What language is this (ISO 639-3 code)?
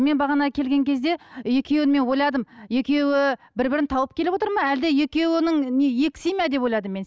kaz